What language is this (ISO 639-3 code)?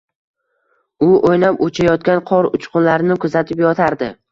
uzb